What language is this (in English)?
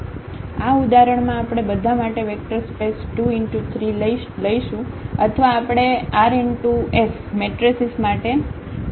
Gujarati